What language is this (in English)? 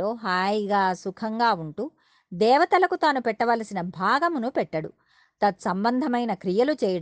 Telugu